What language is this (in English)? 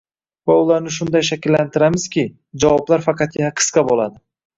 Uzbek